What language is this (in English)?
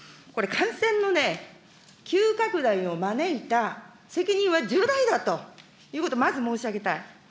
Japanese